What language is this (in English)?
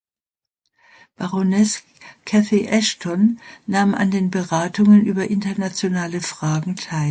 German